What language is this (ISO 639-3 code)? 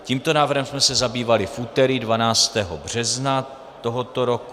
ces